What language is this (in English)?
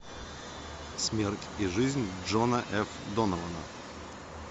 Russian